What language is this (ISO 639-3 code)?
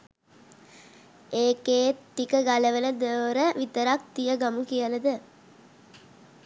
sin